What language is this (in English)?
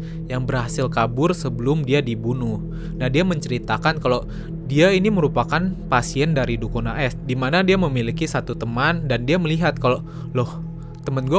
Indonesian